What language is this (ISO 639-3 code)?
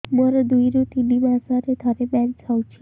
ori